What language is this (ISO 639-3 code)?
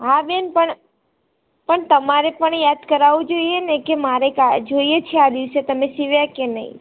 guj